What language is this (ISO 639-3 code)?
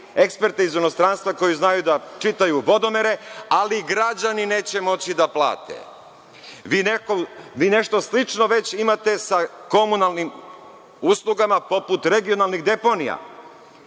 srp